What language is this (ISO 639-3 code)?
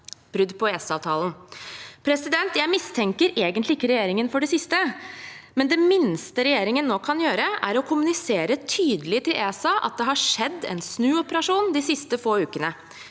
nor